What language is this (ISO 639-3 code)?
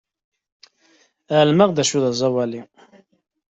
kab